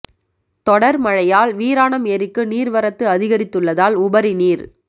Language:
Tamil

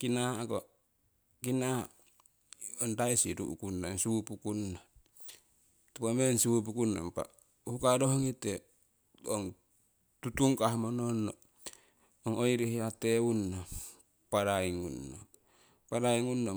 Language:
Siwai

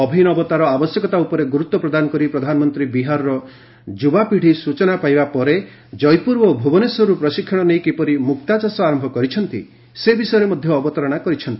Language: Odia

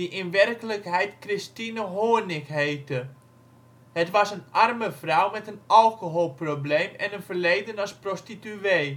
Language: Dutch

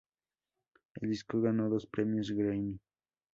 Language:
Spanish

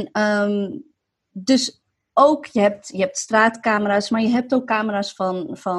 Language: Dutch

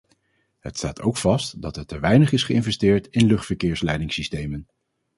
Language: Dutch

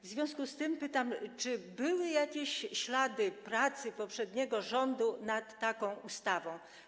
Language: Polish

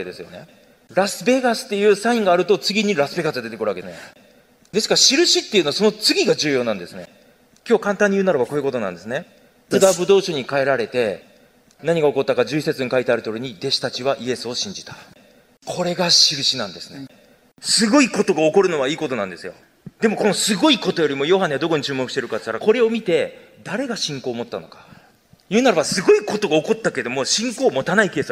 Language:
Japanese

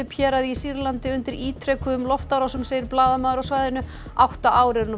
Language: Icelandic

